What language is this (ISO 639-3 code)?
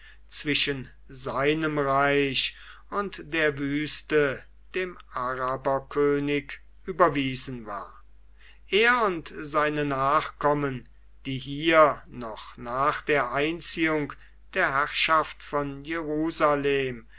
deu